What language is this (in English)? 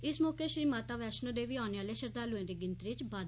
Dogri